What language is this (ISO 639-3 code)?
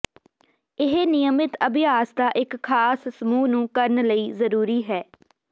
pan